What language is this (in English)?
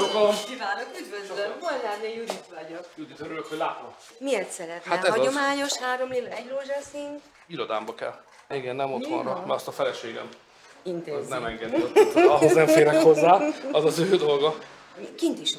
Hungarian